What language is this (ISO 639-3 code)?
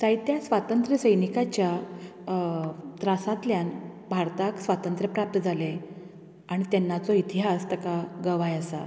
kok